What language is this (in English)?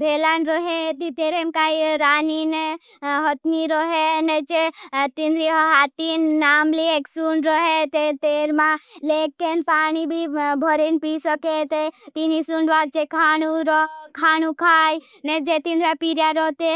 Bhili